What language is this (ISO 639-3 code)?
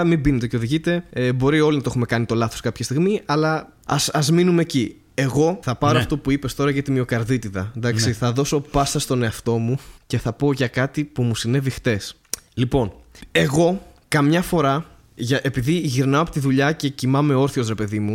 ell